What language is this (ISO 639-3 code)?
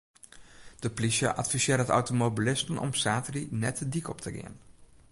fry